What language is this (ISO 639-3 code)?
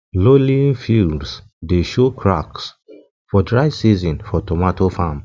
pcm